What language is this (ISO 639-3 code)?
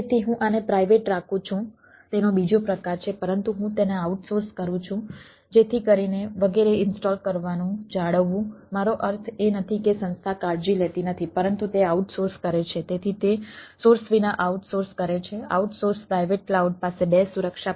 guj